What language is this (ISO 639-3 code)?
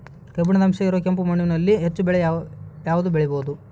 kan